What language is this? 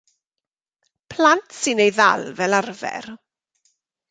Welsh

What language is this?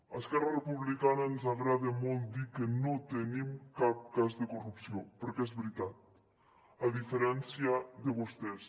Catalan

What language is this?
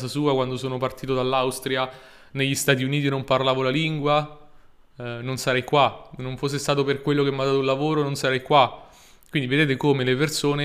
Italian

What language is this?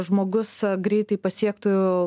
Lithuanian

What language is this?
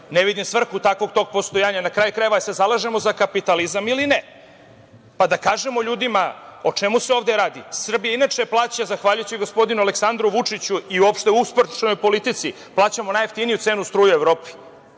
Serbian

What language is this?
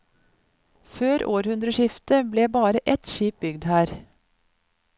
Norwegian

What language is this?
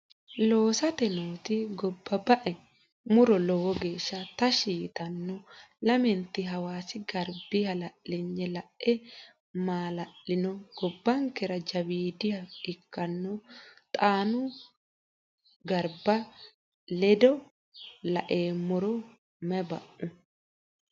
Sidamo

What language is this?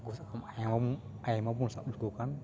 Santali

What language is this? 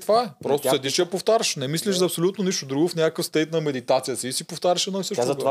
Bulgarian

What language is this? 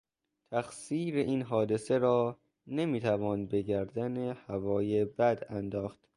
Persian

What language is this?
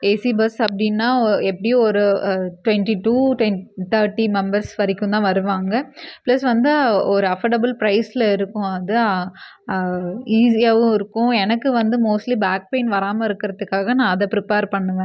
Tamil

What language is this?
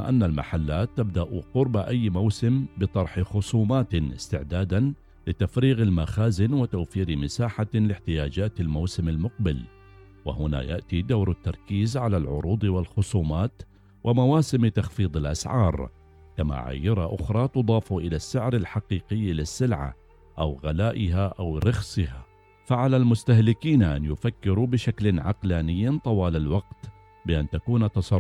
Arabic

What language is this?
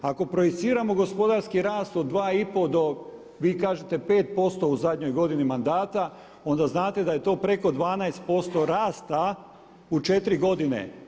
Croatian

